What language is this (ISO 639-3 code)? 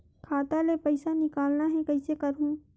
hne